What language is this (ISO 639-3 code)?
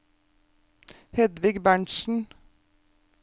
nor